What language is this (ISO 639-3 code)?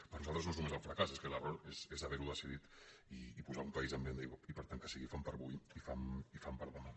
cat